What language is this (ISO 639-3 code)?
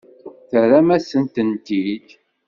kab